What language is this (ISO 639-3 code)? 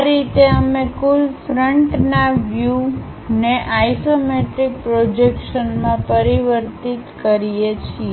guj